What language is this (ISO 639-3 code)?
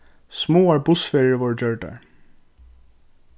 fao